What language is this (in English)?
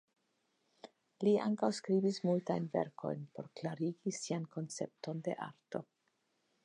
Esperanto